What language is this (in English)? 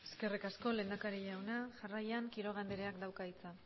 Basque